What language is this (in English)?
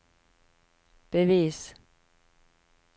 Norwegian